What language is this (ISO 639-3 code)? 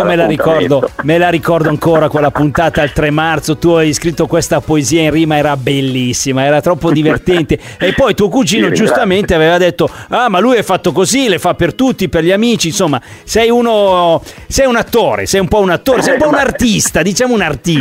ita